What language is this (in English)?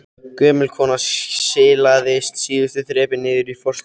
Icelandic